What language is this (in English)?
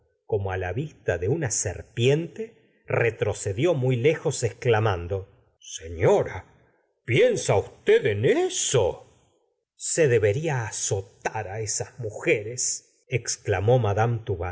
Spanish